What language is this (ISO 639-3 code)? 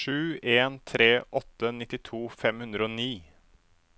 nor